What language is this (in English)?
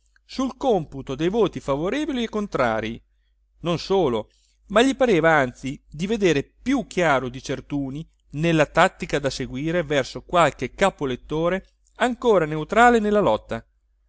Italian